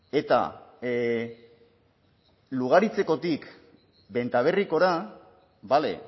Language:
Basque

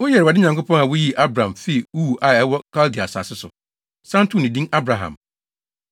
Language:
Akan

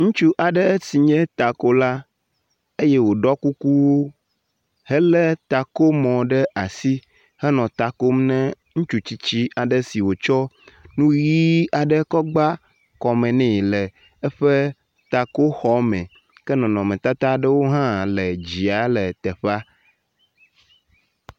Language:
Ewe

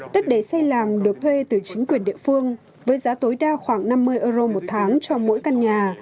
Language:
Vietnamese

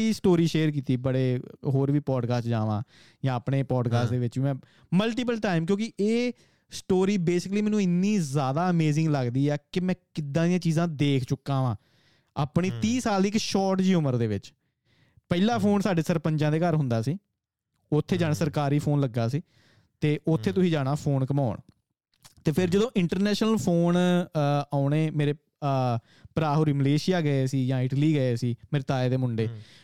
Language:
Punjabi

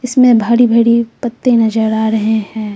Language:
Hindi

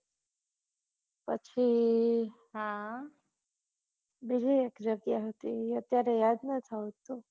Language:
Gujarati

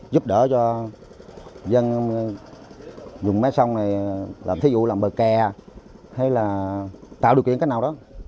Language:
Vietnamese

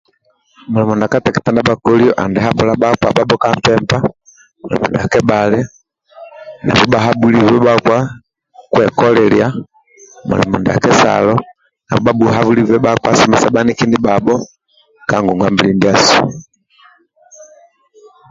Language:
Amba (Uganda)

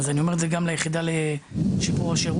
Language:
Hebrew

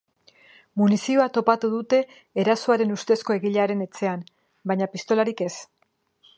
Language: Basque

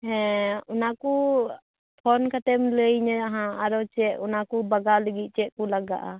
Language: Santali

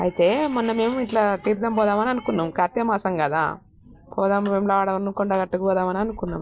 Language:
Telugu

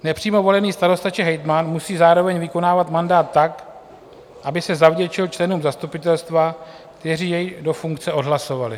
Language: Czech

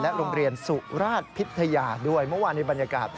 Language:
Thai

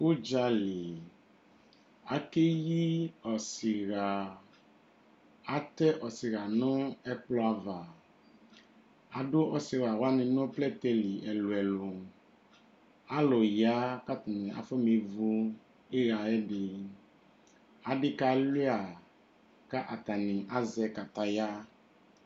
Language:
Ikposo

